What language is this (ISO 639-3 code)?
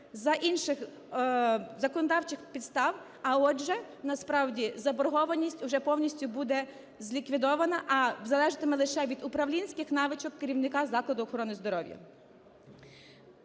ukr